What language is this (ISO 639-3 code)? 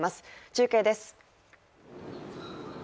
jpn